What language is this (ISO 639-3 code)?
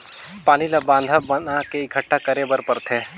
hne